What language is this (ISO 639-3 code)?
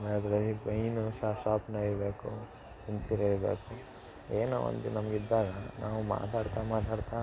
kan